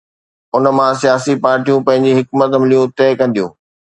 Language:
Sindhi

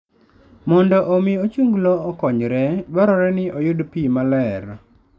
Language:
Luo (Kenya and Tanzania)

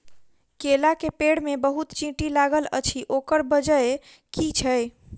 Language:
Maithili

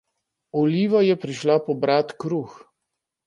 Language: Slovenian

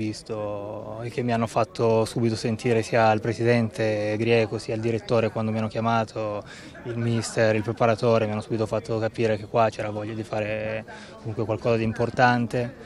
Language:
Italian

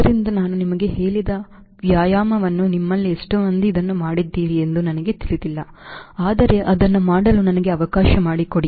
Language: Kannada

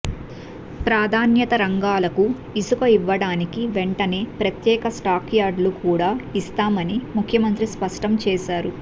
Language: Telugu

